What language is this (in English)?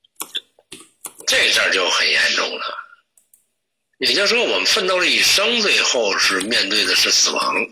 Chinese